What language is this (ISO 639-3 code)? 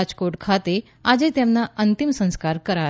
guj